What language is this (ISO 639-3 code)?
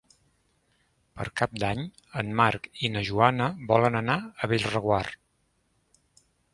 cat